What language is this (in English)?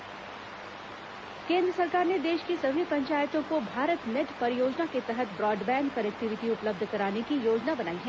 Hindi